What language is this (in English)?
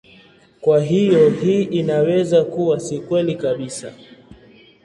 Swahili